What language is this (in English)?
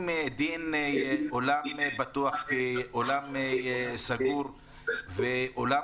Hebrew